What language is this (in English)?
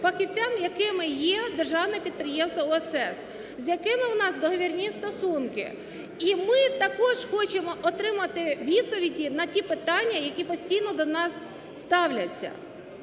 Ukrainian